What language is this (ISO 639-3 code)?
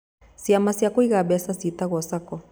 kik